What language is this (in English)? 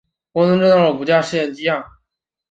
Chinese